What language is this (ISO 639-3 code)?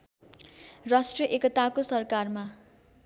nep